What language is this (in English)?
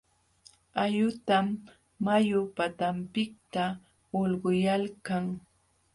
Jauja Wanca Quechua